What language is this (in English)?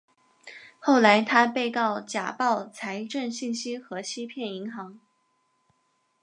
Chinese